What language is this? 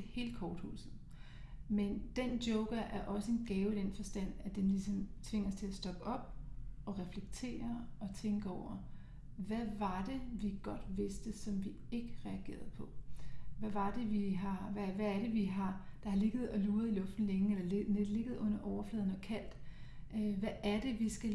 Danish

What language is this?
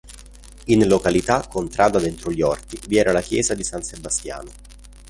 Italian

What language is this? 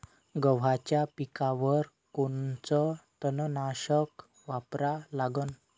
Marathi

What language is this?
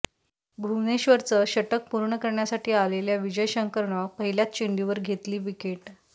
Marathi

